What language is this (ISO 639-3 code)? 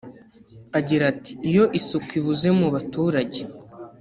kin